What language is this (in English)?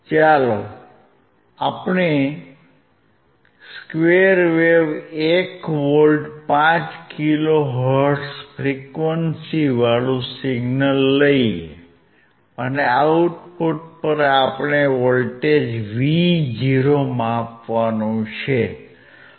Gujarati